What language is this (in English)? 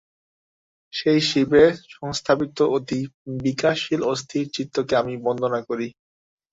Bangla